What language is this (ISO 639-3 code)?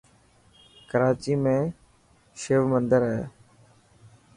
mki